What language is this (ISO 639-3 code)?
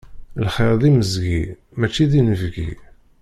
kab